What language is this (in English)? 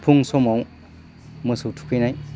Bodo